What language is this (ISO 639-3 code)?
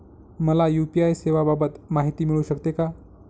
mar